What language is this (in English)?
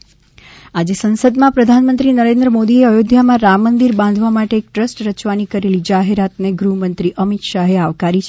Gujarati